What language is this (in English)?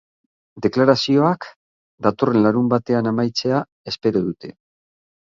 Basque